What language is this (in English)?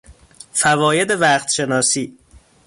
Persian